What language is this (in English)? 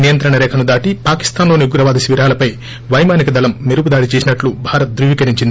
Telugu